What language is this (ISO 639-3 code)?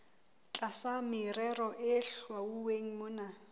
sot